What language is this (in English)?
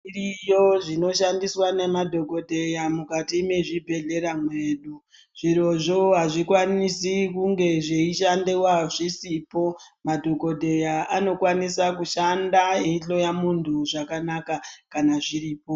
Ndau